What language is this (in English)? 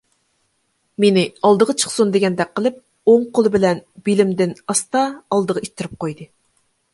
Uyghur